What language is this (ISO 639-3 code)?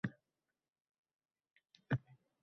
uzb